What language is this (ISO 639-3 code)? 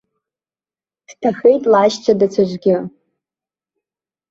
abk